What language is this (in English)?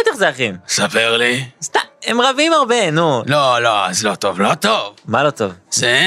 Hebrew